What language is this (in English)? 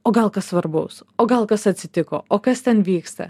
Lithuanian